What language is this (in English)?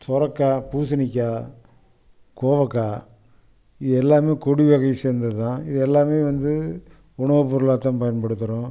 Tamil